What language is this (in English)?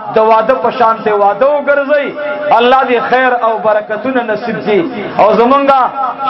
Arabic